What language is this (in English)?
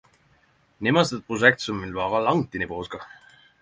Norwegian Nynorsk